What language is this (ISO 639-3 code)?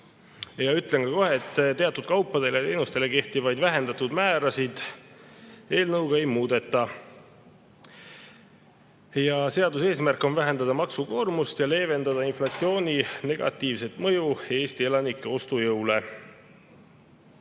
est